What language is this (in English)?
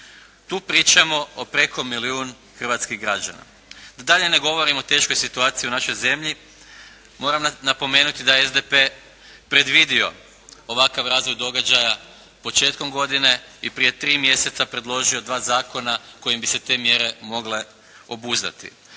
Croatian